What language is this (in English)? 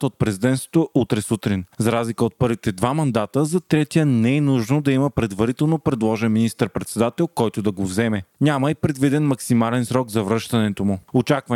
Bulgarian